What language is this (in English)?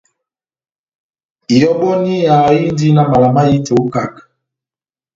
Batanga